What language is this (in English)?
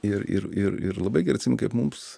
Lithuanian